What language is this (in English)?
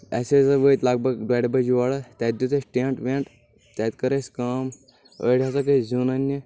Kashmiri